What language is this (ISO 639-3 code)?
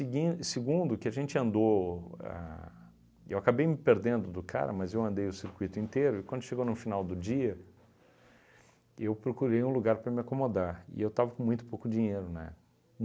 por